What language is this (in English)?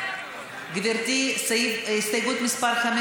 Hebrew